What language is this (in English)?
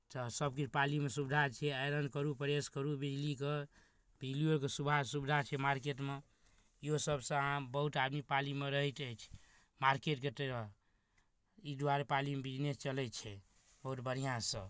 Maithili